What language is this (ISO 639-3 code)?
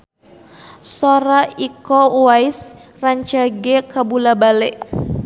sun